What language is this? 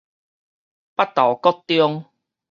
Min Nan Chinese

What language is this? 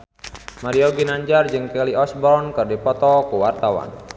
Sundanese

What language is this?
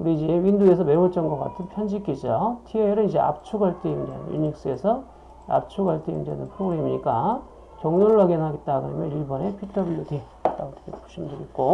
Korean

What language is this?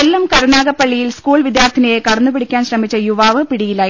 Malayalam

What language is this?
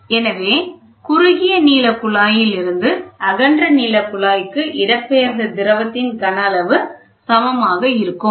Tamil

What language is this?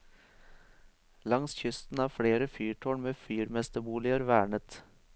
Norwegian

